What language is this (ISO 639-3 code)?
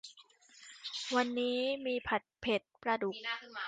tha